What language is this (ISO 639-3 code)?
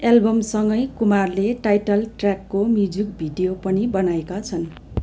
nep